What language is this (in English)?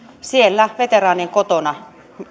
Finnish